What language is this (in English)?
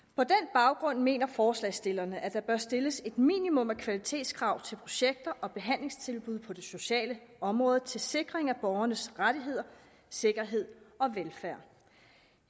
Danish